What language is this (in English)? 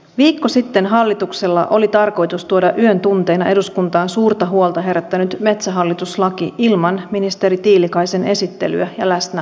Finnish